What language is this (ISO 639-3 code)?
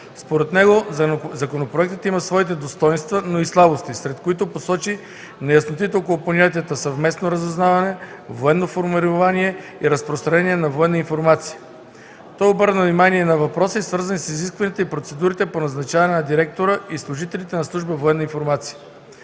bul